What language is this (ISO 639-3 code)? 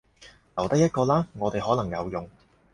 yue